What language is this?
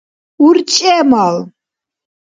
Dargwa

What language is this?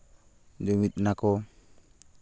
Santali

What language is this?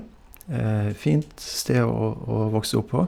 Norwegian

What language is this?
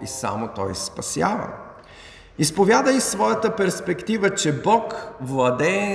Bulgarian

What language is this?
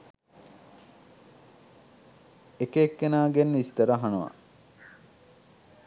Sinhala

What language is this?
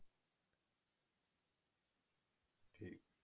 Punjabi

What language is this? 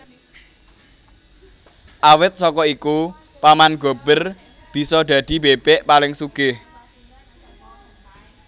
Javanese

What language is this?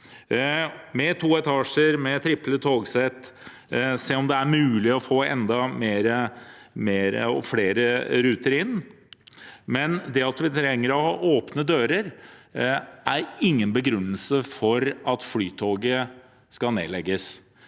Norwegian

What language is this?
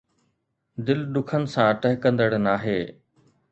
Sindhi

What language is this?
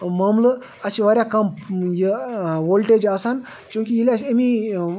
Kashmiri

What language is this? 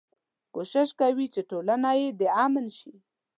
Pashto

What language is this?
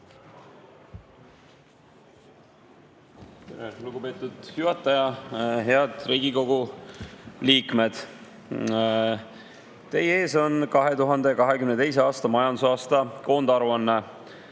Estonian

